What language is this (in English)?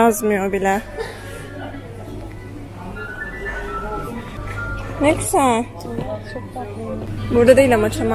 Turkish